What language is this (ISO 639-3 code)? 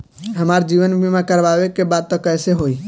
bho